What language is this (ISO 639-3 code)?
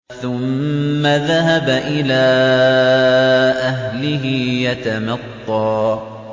ara